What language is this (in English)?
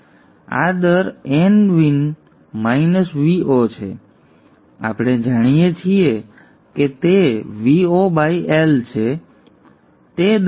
Gujarati